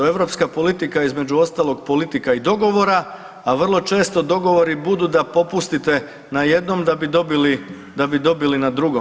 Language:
Croatian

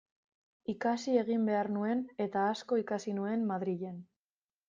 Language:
Basque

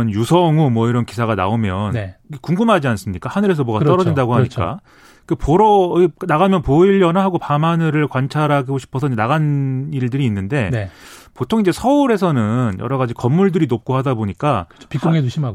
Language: Korean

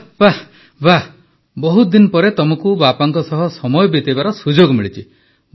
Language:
Odia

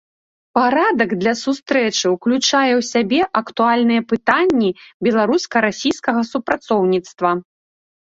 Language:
Belarusian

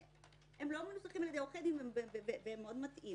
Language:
Hebrew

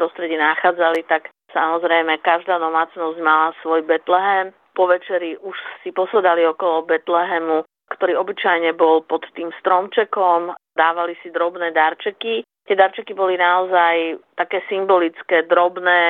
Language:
Slovak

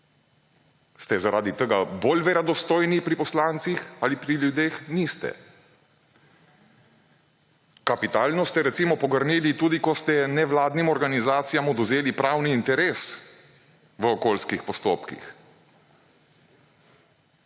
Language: Slovenian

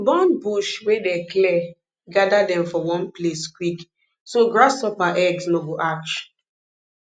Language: Nigerian Pidgin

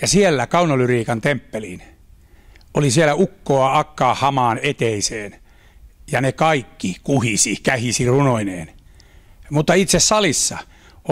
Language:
Finnish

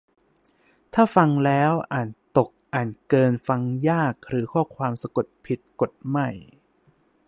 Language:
Thai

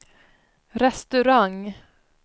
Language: Swedish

